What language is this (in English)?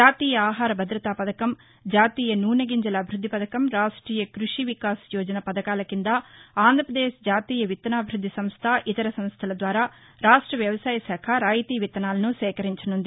Telugu